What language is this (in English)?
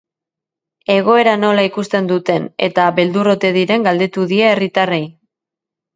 Basque